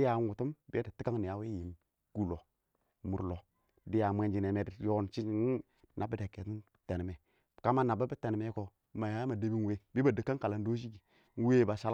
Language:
Awak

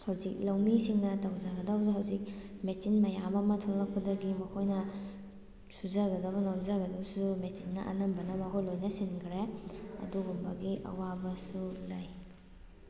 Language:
Manipuri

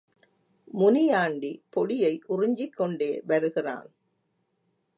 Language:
Tamil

